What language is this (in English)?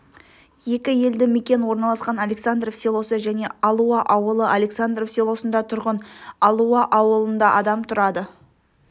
Kazakh